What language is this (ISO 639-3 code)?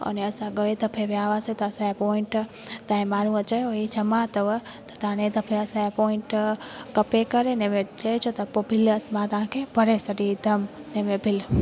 snd